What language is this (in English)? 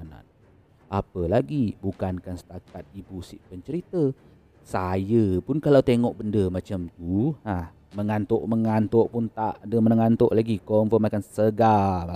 Malay